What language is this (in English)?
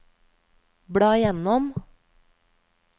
Norwegian